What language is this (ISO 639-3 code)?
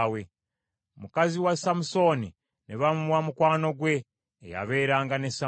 lug